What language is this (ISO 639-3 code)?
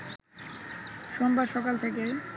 ben